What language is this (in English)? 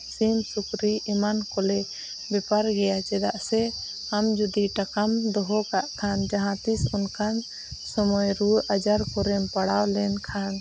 Santali